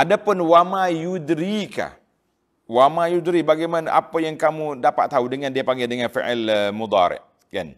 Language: Malay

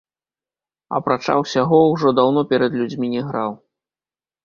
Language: Belarusian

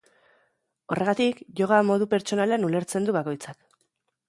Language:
Basque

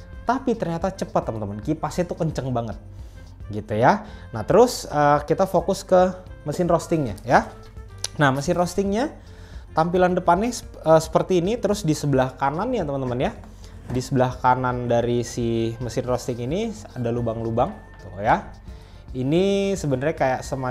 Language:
Indonesian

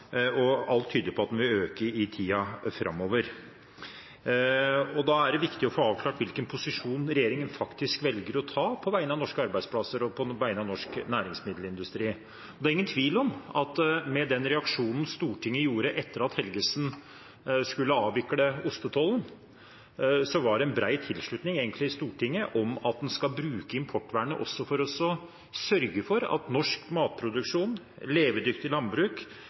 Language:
Norwegian Bokmål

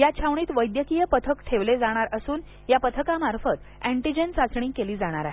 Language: Marathi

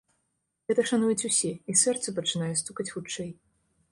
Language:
Belarusian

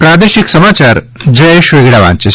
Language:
Gujarati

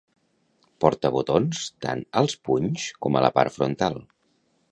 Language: Catalan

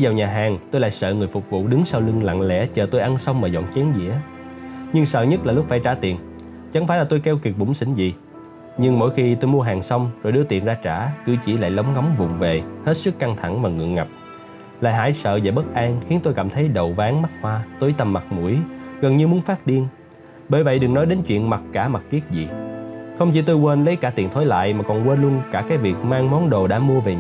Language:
Vietnamese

